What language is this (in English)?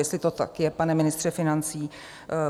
Czech